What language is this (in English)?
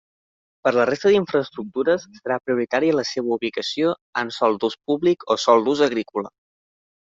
Catalan